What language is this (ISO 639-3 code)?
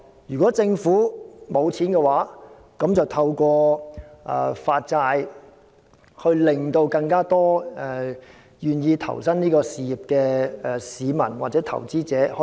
yue